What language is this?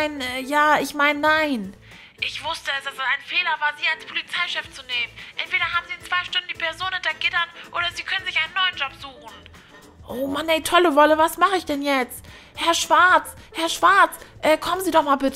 German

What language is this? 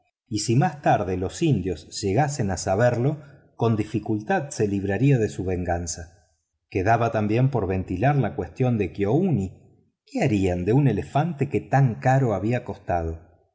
Spanish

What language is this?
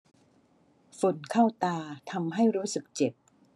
Thai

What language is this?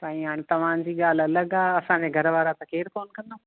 Sindhi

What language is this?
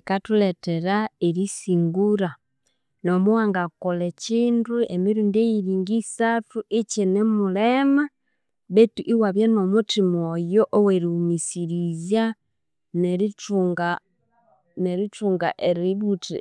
Konzo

